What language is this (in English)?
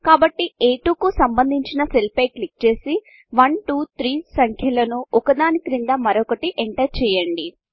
Telugu